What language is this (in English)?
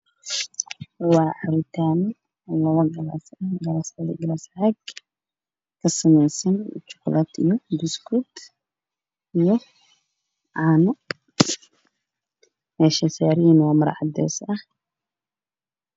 Somali